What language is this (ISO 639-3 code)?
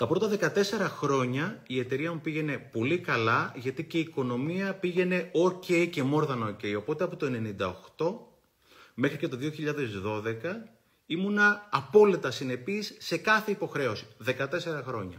ell